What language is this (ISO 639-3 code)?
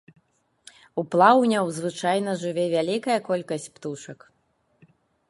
bel